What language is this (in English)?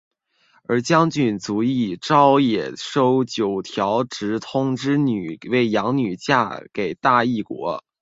Chinese